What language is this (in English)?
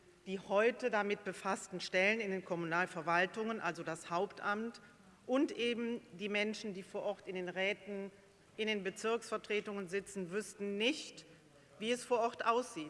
German